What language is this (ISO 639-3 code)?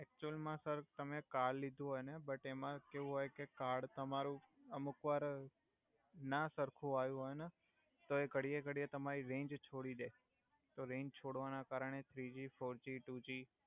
guj